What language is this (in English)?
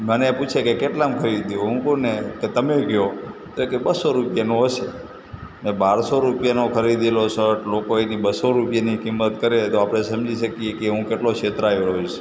Gujarati